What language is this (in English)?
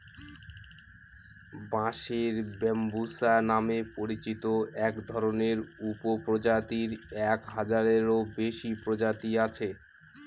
Bangla